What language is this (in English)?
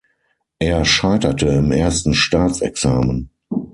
German